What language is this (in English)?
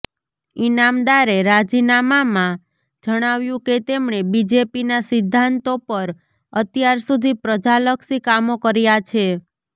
Gujarati